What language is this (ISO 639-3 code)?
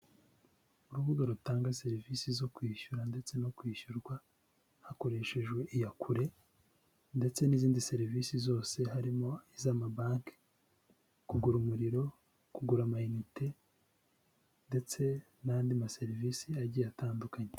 kin